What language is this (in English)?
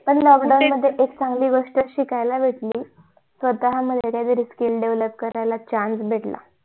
Marathi